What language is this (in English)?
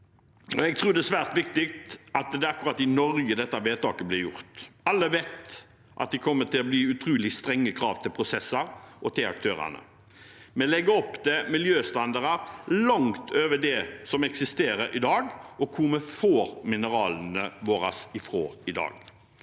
Norwegian